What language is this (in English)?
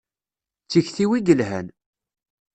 Kabyle